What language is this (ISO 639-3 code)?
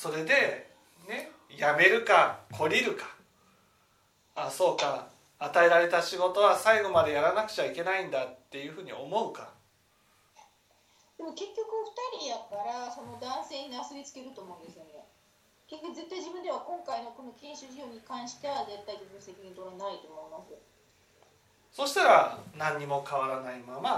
jpn